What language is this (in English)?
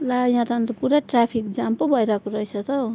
Nepali